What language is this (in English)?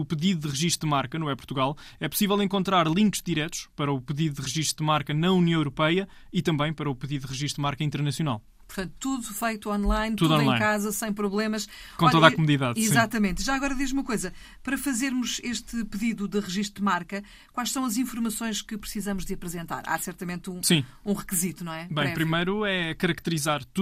Portuguese